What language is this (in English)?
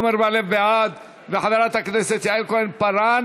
Hebrew